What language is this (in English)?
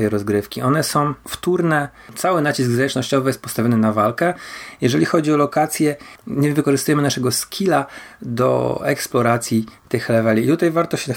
Polish